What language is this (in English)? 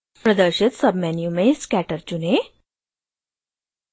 Hindi